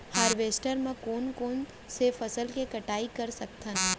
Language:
Chhattisgarhi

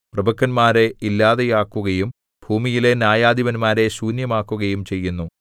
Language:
Malayalam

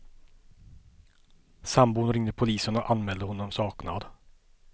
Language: Swedish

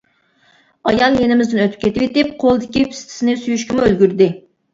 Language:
Uyghur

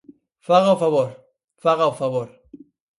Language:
Galician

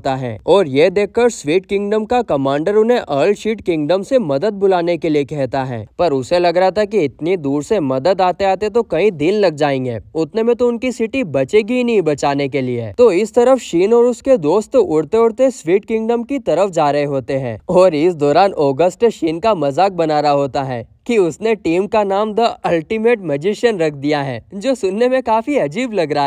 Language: Hindi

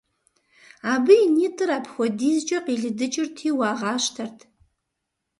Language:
Kabardian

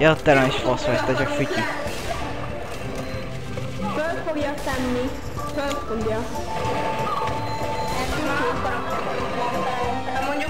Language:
Hungarian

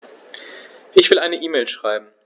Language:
German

